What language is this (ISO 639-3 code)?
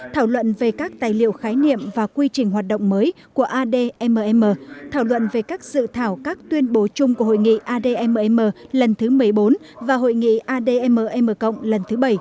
vie